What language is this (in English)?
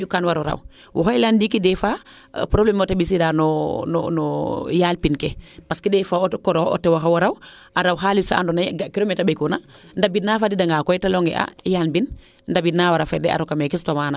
Serer